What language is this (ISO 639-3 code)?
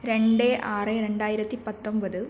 mal